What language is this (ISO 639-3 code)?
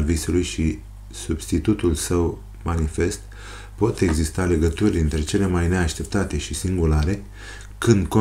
ron